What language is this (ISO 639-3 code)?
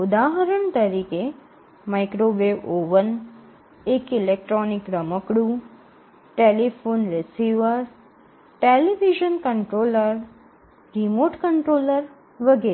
guj